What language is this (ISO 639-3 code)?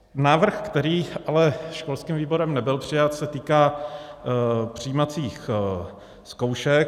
ces